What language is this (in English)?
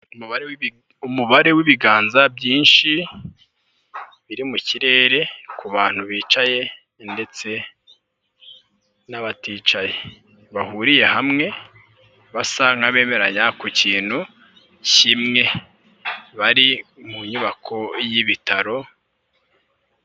Kinyarwanda